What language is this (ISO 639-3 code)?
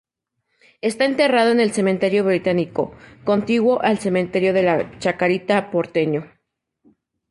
spa